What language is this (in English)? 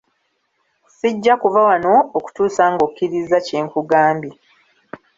Ganda